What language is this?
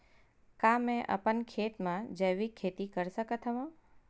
Chhattisgarhi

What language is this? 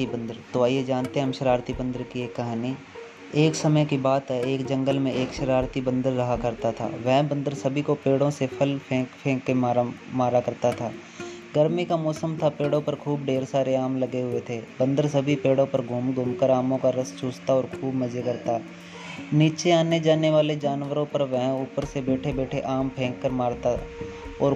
Hindi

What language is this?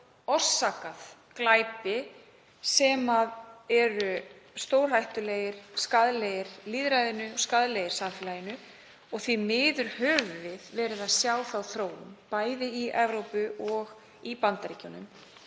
Icelandic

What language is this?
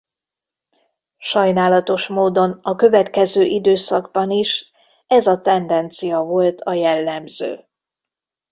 Hungarian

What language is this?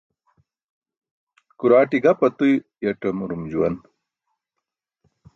Burushaski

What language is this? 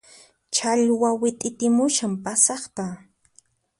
Puno Quechua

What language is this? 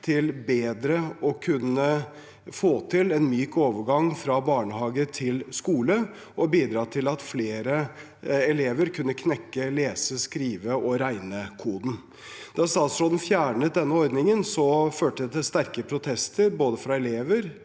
Norwegian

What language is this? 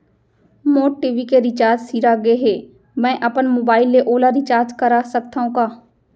Chhattisgarhi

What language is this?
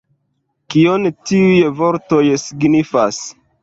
Esperanto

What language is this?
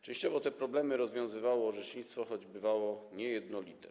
Polish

